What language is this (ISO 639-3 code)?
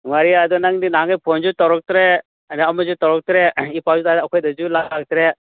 mni